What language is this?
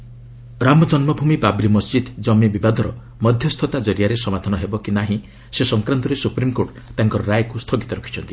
Odia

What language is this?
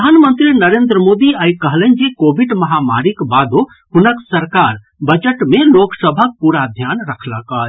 Maithili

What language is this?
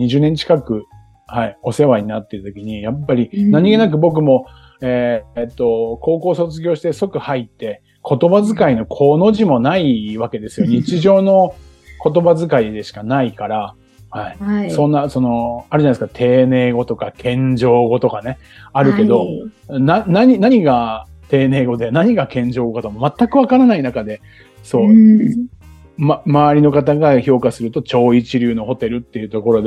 Japanese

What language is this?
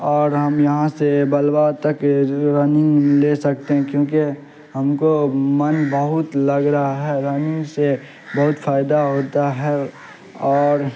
Urdu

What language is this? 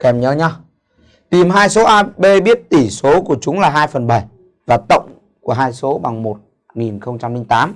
Vietnamese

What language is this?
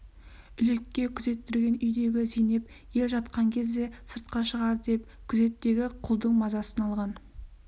Kazakh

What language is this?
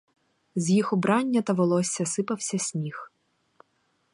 Ukrainian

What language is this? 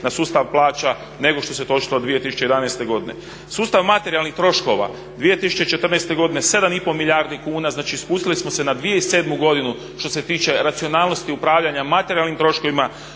Croatian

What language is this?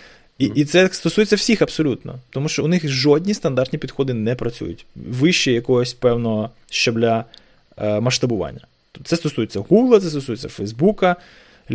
Ukrainian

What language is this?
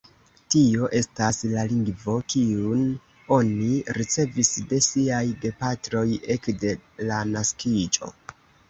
Esperanto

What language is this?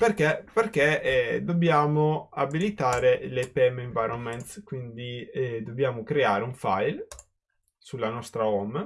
Italian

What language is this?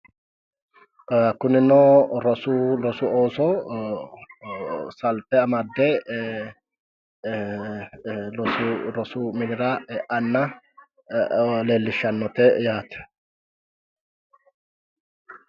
Sidamo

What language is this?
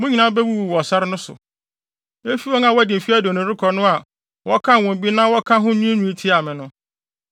Akan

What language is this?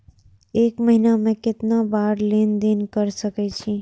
Maithili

